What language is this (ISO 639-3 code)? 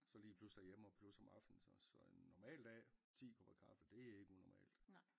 dan